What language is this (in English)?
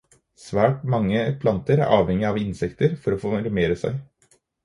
Norwegian Bokmål